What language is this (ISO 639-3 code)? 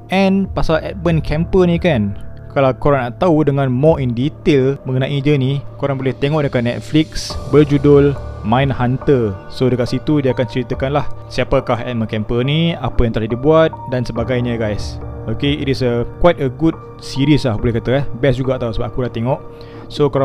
msa